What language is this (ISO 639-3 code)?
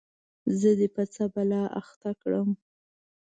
pus